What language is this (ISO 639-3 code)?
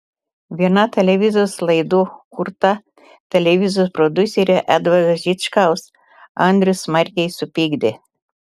lit